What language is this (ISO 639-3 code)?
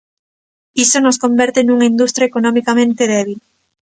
glg